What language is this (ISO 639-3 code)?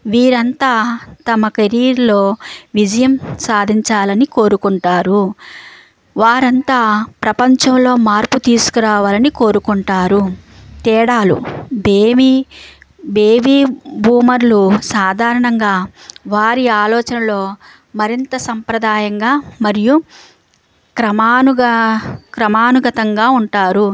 tel